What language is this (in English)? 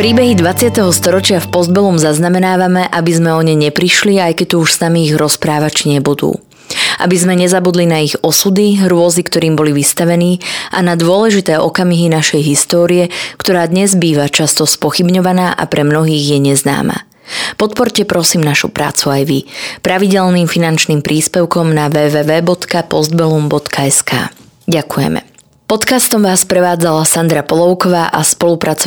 Slovak